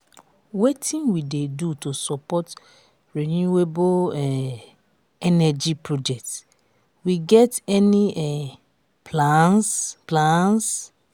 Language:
Nigerian Pidgin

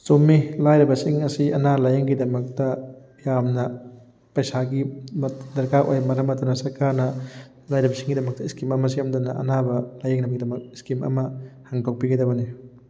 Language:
Manipuri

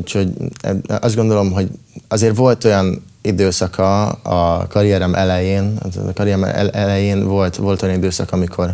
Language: Hungarian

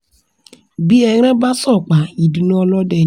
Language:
Yoruba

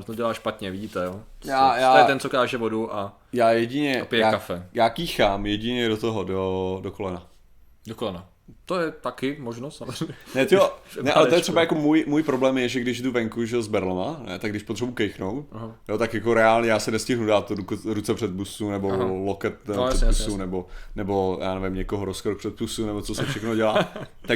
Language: Czech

